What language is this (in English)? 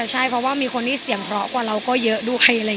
Thai